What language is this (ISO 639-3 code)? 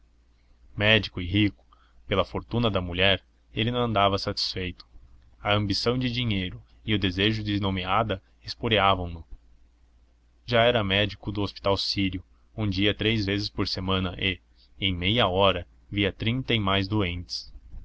por